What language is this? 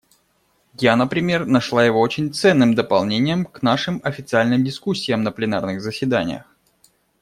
Russian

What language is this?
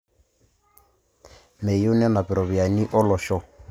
Masai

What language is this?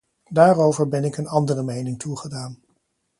Dutch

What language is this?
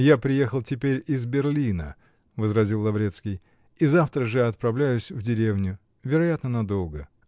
Russian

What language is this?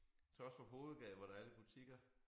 Danish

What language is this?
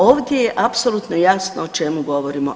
Croatian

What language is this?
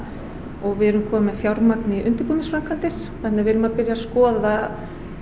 Icelandic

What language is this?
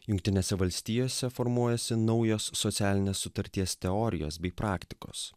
Lithuanian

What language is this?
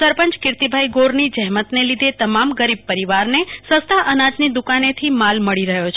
Gujarati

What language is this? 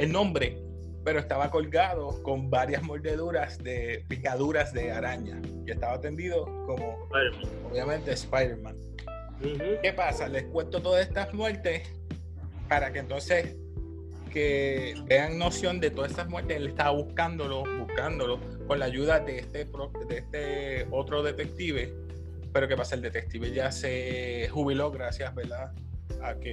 Spanish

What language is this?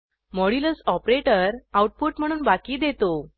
Marathi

